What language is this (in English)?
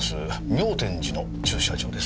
Japanese